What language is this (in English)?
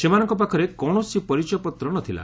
Odia